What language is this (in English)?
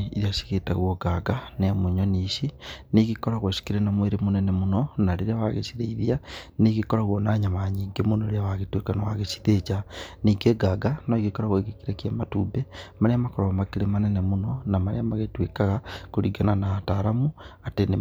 Kikuyu